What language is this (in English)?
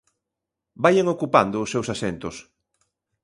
Galician